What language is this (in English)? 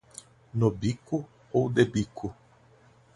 Portuguese